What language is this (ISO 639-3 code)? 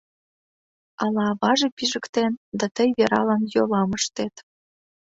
chm